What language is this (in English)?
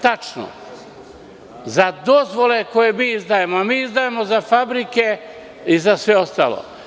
Serbian